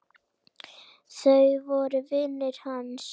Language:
Icelandic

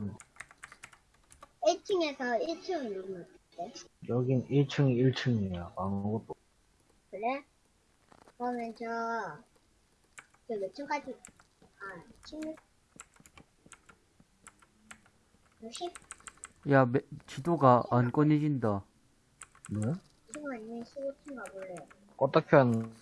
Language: Korean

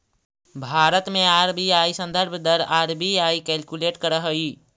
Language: Magahi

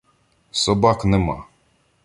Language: Ukrainian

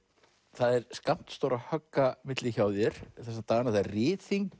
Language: Icelandic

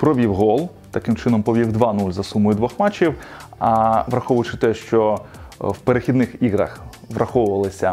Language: Ukrainian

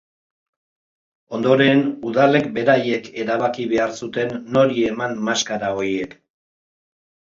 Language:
Basque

